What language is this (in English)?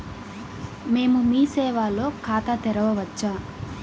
Telugu